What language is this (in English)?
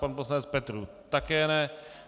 Czech